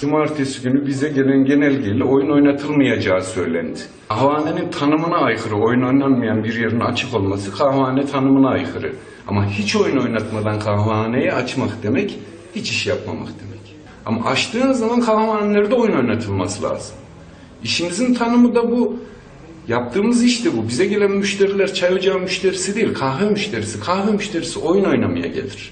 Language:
Turkish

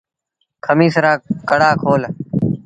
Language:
Sindhi Bhil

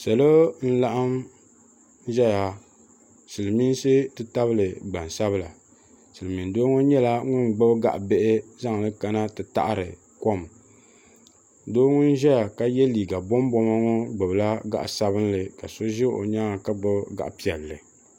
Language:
Dagbani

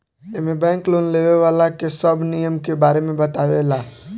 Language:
Bhojpuri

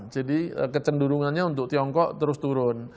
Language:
Indonesian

